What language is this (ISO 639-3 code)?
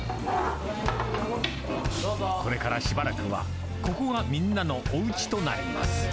jpn